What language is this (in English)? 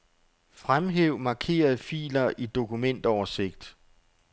Danish